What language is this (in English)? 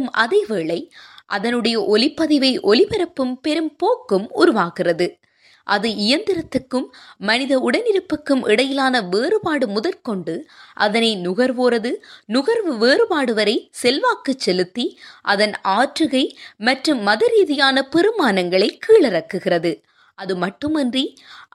Tamil